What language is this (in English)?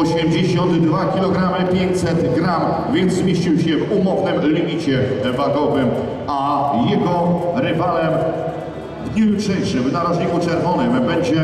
Polish